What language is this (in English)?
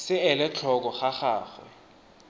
Tswana